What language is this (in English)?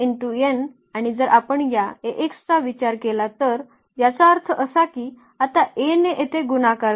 Marathi